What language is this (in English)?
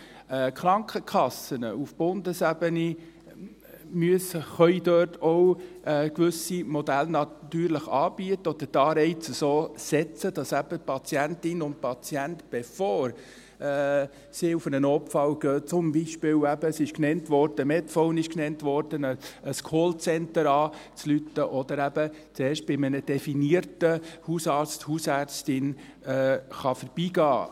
Swiss German